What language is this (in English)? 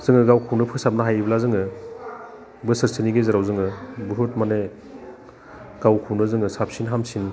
Bodo